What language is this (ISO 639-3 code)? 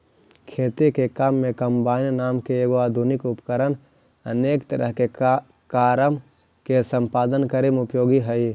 mag